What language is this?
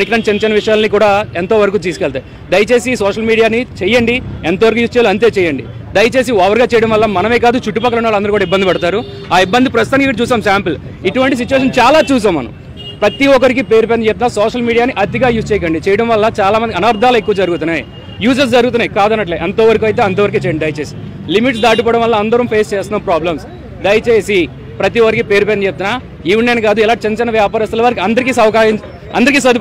Telugu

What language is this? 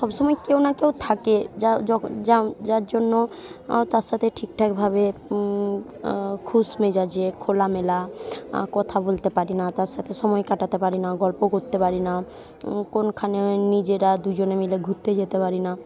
Bangla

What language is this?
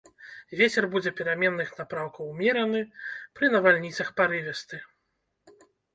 Belarusian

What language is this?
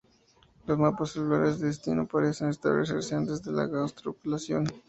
Spanish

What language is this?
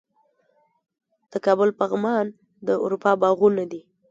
Pashto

